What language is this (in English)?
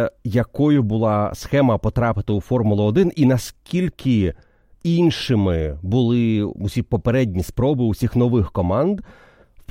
Ukrainian